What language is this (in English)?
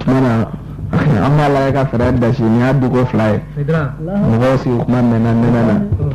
French